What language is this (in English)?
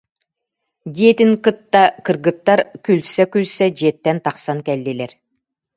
Yakut